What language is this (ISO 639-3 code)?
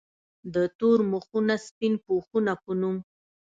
pus